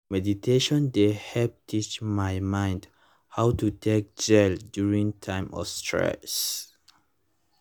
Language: Nigerian Pidgin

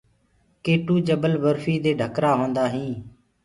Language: Gurgula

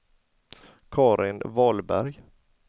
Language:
Swedish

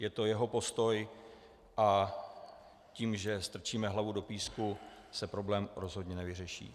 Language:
Czech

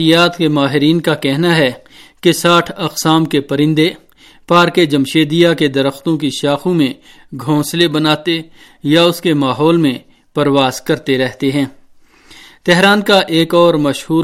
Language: Urdu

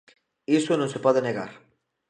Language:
Galician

